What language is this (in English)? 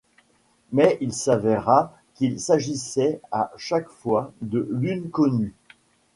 French